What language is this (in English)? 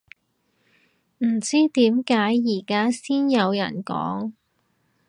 Cantonese